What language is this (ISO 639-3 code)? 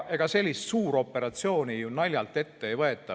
est